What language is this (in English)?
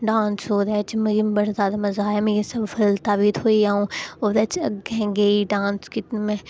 Dogri